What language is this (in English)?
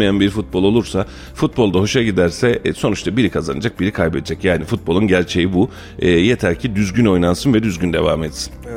Turkish